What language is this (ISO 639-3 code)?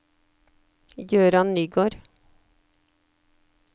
nor